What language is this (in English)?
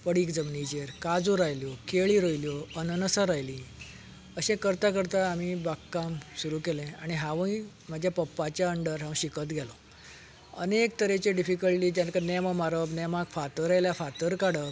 Konkani